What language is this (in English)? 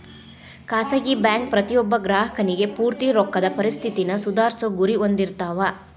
Kannada